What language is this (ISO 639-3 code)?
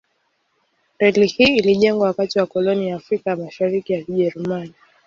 swa